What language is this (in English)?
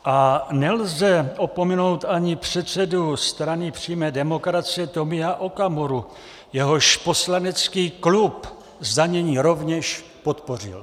Czech